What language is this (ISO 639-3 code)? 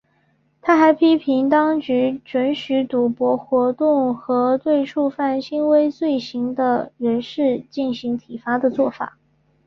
zho